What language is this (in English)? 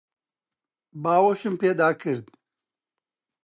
Central Kurdish